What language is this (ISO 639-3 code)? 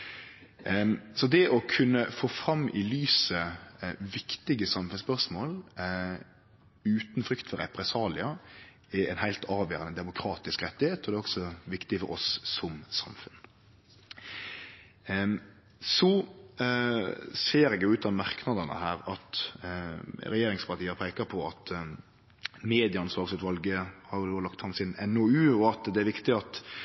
nno